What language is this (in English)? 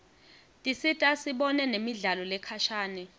Swati